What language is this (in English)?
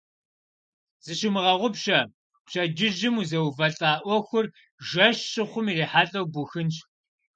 Kabardian